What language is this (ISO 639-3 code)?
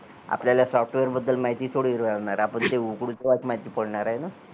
mar